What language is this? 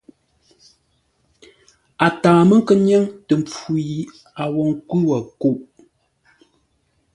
Ngombale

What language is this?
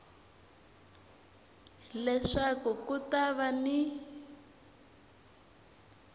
Tsonga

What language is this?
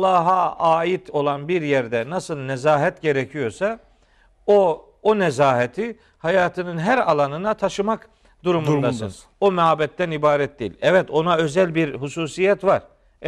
Turkish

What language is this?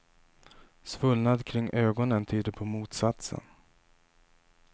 Swedish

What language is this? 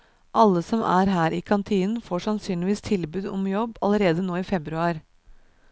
Norwegian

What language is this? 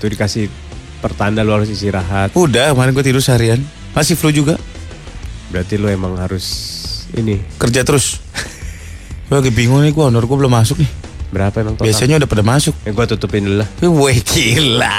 Indonesian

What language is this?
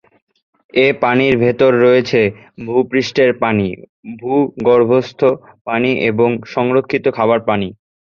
Bangla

